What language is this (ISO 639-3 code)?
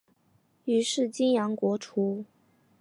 zho